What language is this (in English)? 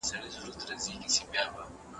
Pashto